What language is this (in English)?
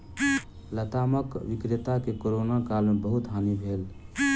Maithili